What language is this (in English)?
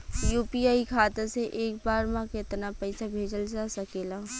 Bhojpuri